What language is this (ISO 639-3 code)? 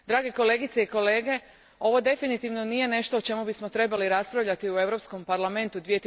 hrv